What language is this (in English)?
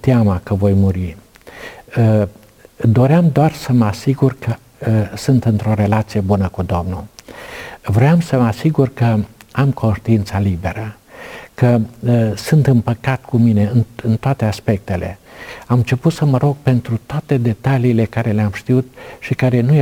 Romanian